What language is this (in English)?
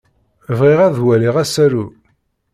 Kabyle